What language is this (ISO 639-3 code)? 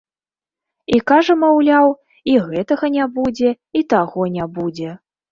bel